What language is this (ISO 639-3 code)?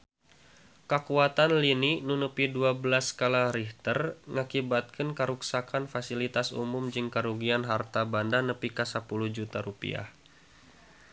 sun